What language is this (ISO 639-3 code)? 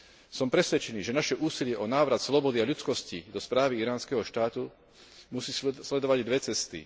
slk